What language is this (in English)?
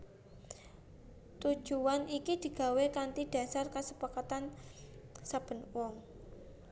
Javanese